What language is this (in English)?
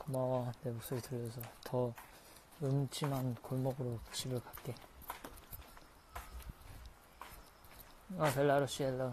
Korean